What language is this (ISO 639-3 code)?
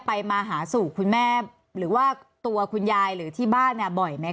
tha